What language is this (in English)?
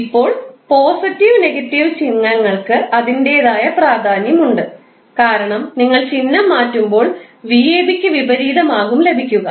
Malayalam